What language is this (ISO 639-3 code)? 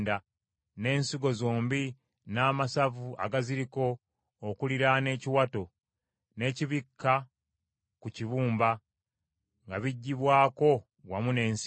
lug